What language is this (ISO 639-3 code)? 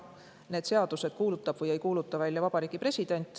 est